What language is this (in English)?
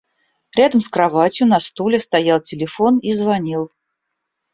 Russian